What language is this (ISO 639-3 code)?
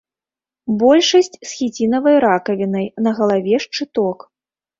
bel